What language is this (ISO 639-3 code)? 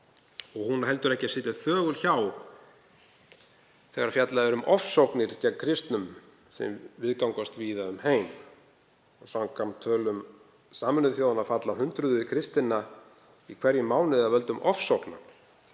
isl